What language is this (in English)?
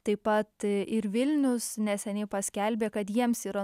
Lithuanian